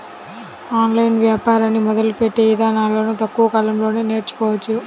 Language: Telugu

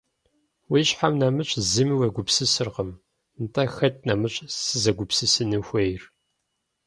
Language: Kabardian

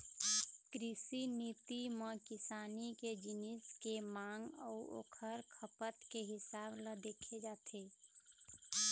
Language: Chhattisgarhi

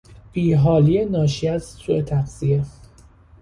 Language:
Persian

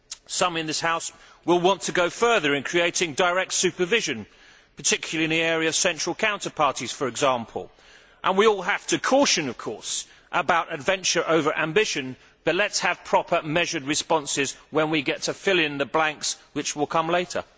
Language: English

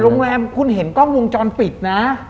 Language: Thai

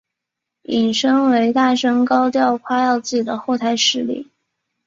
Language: Chinese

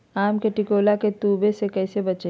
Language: Magahi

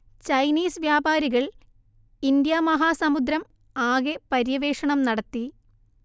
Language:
Malayalam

